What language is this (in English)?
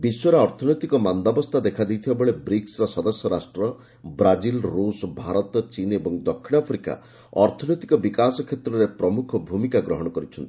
Odia